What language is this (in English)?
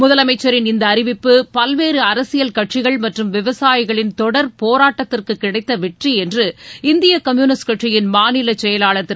Tamil